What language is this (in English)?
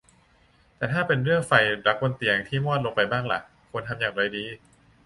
Thai